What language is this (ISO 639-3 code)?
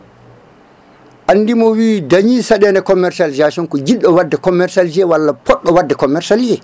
ful